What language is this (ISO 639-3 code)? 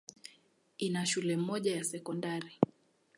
swa